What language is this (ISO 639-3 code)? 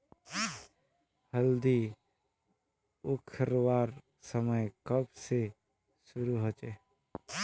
mag